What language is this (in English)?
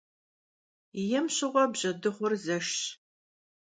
Kabardian